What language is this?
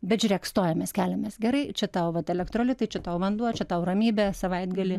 Lithuanian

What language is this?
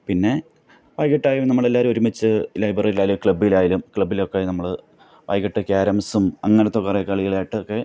Malayalam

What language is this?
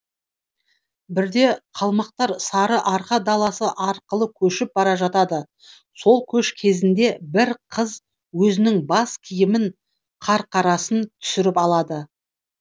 Kazakh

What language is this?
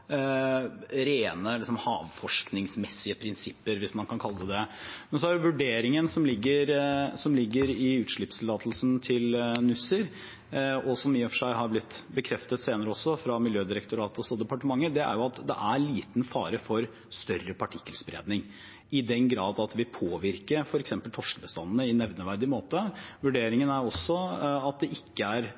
Norwegian Bokmål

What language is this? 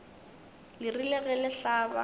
Northern Sotho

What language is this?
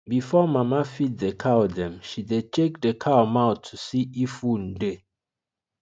Nigerian Pidgin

